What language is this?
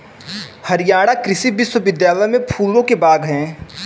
Hindi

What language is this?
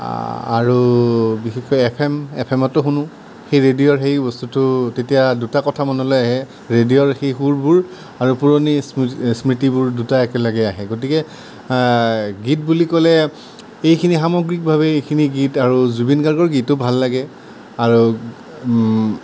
Assamese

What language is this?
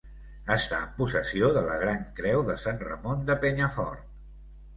Catalan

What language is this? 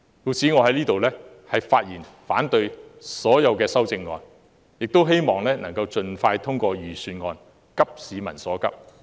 Cantonese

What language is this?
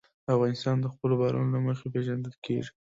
Pashto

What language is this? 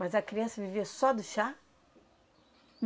Portuguese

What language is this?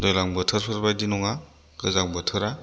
Bodo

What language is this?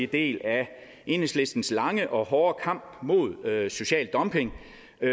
Danish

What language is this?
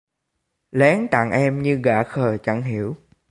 Vietnamese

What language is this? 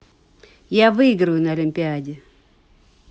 Russian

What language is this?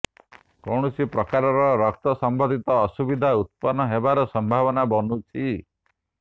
Odia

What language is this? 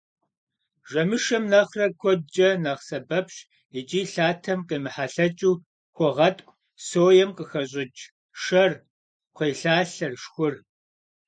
Kabardian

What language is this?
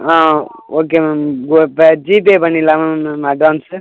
Tamil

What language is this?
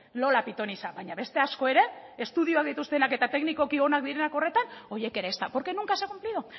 Basque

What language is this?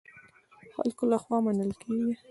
Pashto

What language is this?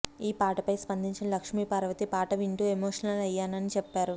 Telugu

